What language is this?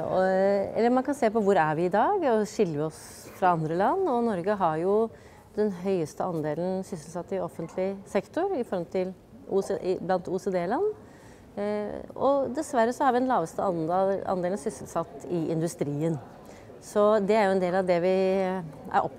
Norwegian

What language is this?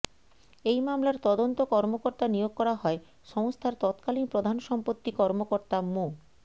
Bangla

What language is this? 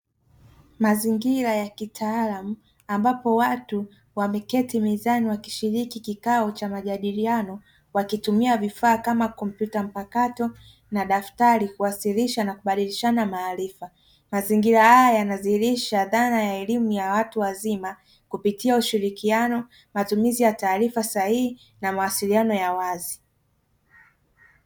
Swahili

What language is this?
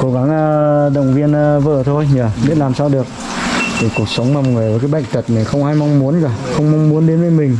Vietnamese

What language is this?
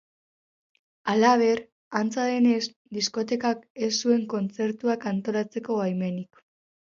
Basque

